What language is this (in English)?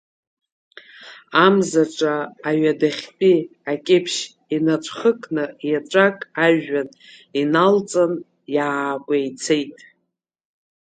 Abkhazian